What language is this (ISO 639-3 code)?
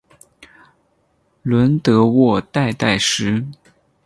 zho